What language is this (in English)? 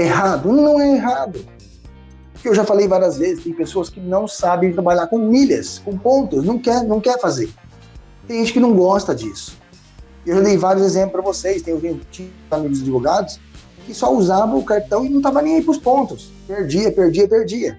Portuguese